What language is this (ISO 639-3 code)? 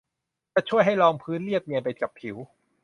tha